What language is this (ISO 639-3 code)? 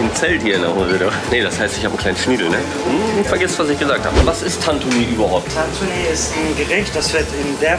deu